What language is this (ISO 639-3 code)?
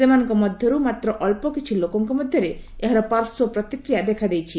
ori